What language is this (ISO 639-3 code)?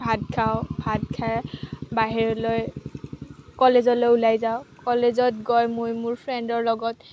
asm